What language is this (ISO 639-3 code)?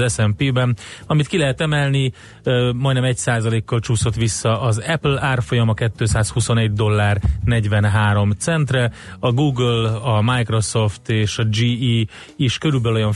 hun